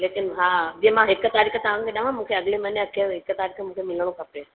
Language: Sindhi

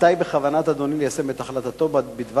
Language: Hebrew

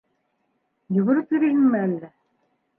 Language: Bashkir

